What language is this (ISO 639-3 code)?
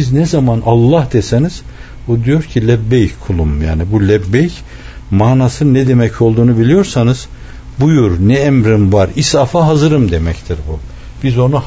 tur